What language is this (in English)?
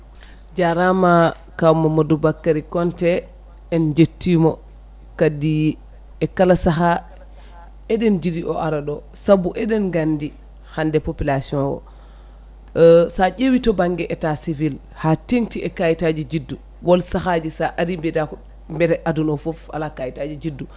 Fula